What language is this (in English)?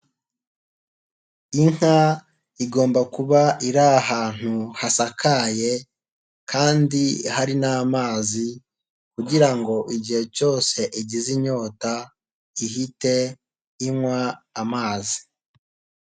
Kinyarwanda